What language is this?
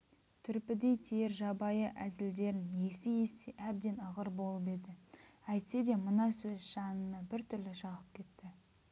Kazakh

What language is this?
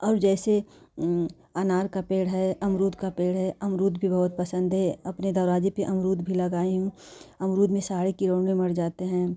Hindi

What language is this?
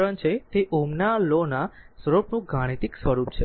Gujarati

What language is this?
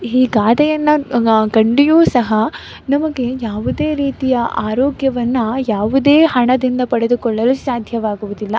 Kannada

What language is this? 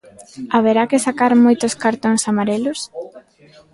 Galician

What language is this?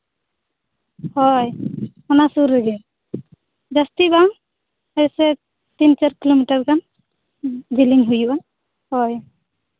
Santali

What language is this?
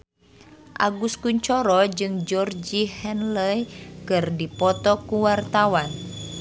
Sundanese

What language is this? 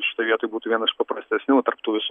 Lithuanian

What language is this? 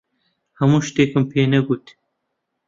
Central Kurdish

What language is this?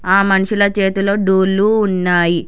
Telugu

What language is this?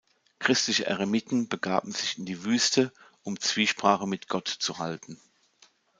German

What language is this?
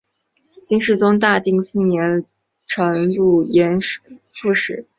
Chinese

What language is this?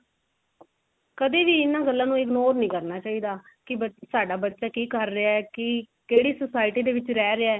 Punjabi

